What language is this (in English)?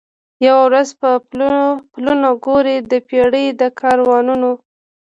Pashto